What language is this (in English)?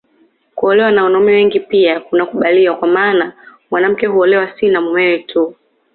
Swahili